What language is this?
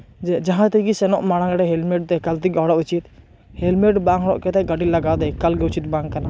Santali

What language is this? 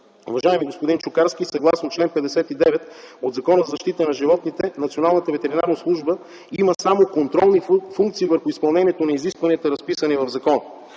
Bulgarian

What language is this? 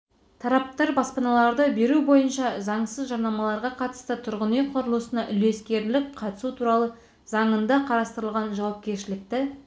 Kazakh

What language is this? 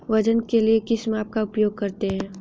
Hindi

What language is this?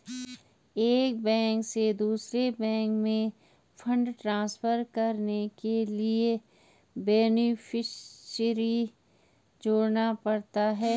Hindi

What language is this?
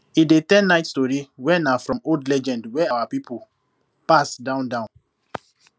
Nigerian Pidgin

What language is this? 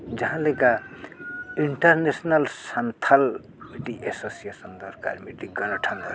Santali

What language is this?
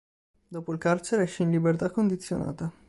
Italian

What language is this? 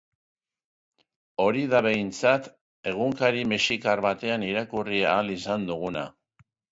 Basque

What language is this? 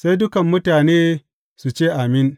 Hausa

